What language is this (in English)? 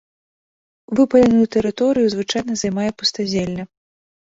Belarusian